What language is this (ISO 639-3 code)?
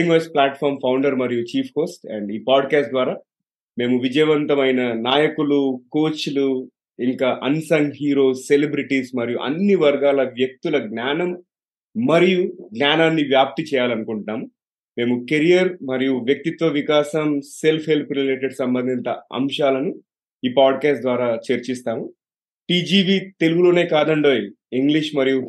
tel